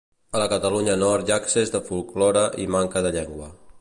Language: Catalan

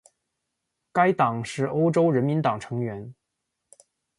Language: Chinese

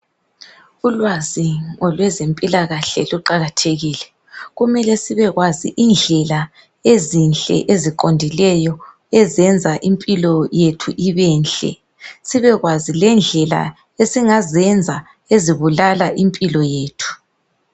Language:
North Ndebele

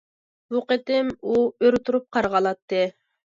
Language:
Uyghur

